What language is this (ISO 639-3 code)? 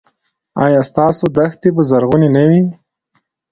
pus